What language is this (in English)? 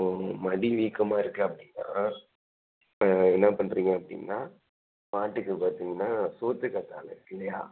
Tamil